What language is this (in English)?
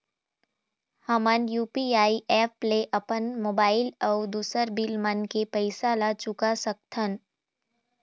Chhattisgarhi